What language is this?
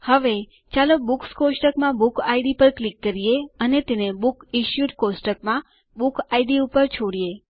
Gujarati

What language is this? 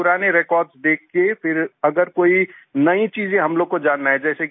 Hindi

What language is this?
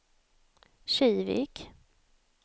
Swedish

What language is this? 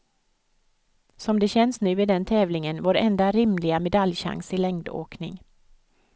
Swedish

